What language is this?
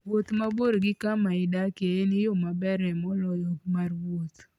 Luo (Kenya and Tanzania)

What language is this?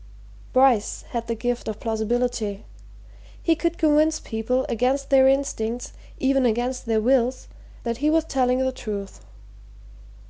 English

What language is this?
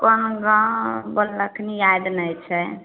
Maithili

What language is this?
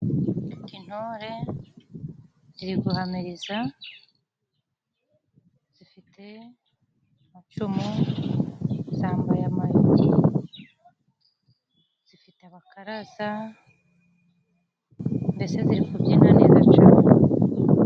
Kinyarwanda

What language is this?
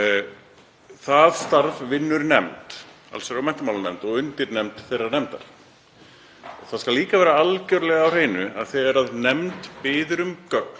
Icelandic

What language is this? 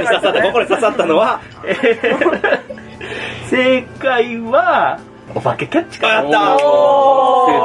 Japanese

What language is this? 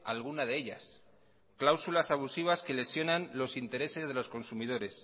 Spanish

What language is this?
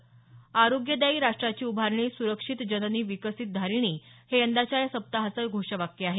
Marathi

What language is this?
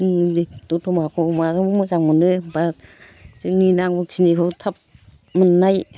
Bodo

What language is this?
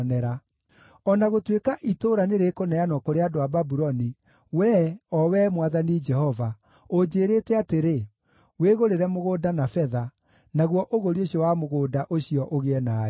Kikuyu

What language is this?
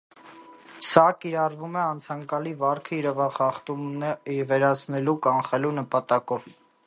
Armenian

